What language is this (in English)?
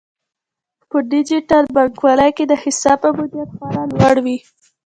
Pashto